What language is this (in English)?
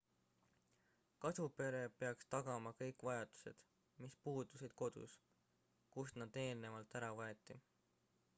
Estonian